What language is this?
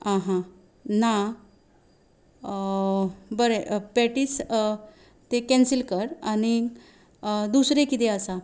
Konkani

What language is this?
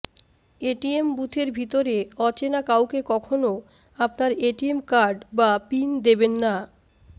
Bangla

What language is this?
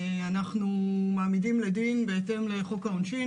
Hebrew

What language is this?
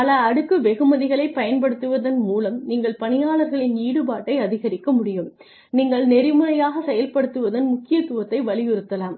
Tamil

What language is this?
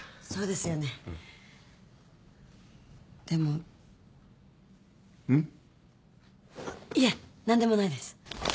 Japanese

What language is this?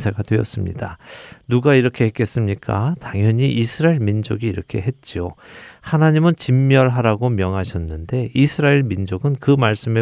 Korean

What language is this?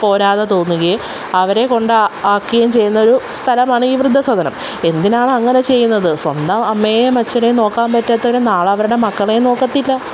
Malayalam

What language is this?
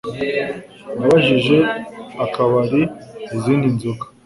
Kinyarwanda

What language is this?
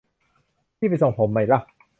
Thai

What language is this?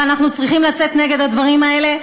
Hebrew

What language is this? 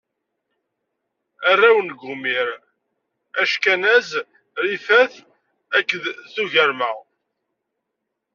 Kabyle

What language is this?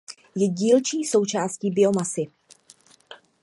Czech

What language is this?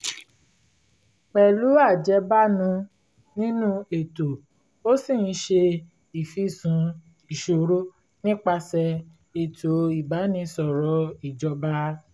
Yoruba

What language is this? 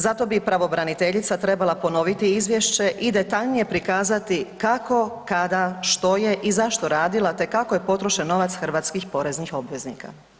Croatian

